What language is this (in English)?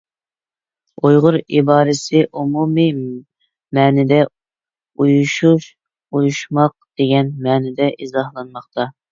Uyghur